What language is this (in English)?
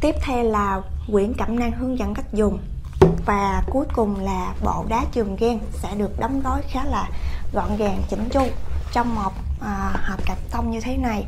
Vietnamese